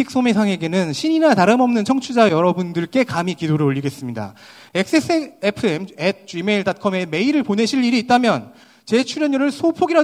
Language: Korean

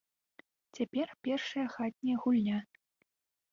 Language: Belarusian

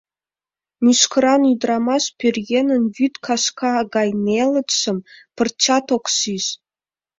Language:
Mari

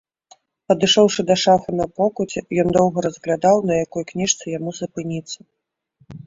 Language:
Belarusian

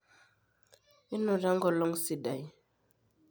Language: Masai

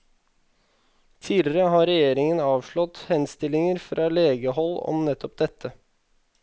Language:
Norwegian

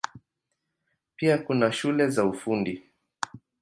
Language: Swahili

